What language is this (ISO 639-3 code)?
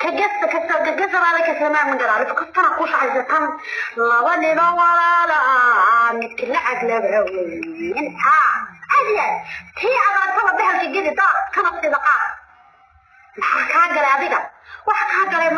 ara